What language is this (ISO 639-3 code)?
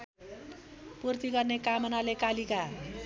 nep